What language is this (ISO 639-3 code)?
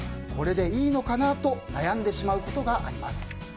jpn